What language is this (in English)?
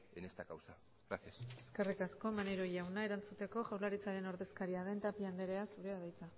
Basque